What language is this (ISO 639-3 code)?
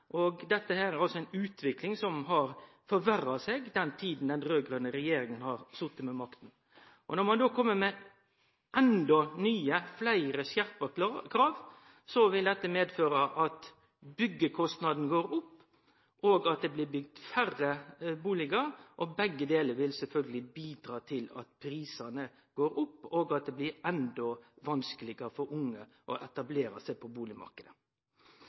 nno